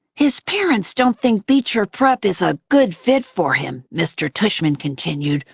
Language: English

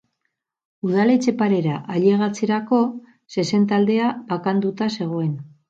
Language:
Basque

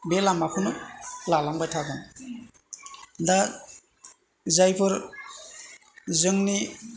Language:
Bodo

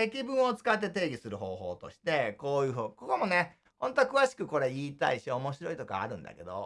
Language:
Japanese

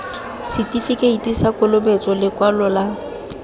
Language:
Tswana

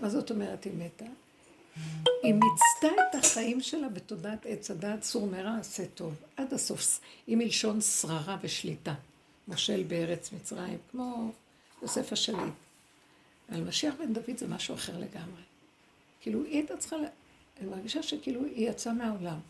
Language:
Hebrew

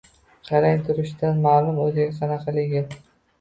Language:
Uzbek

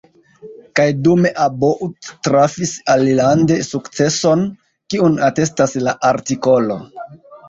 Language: Esperanto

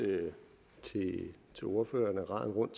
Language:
Danish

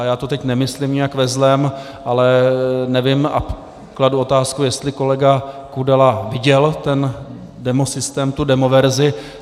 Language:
Czech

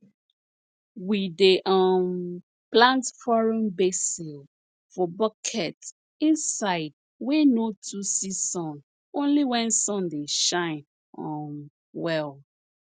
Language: Nigerian Pidgin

